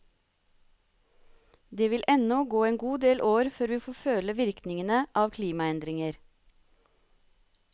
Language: Norwegian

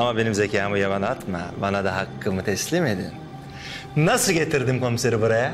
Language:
Turkish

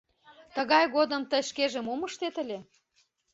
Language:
Mari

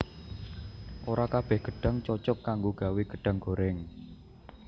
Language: Javanese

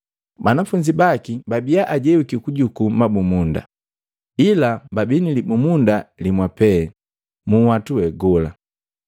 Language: Matengo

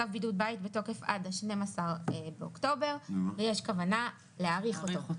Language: Hebrew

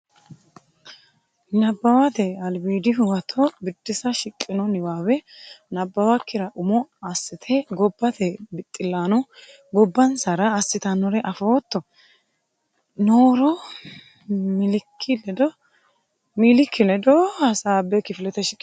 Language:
Sidamo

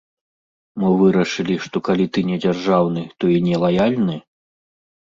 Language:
Belarusian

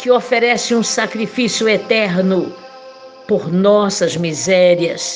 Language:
Portuguese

